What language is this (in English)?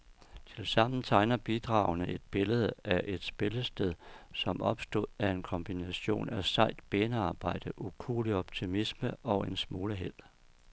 Danish